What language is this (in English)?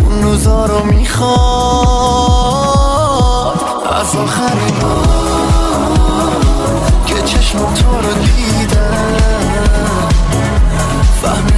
Persian